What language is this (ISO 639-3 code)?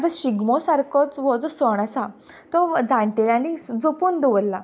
kok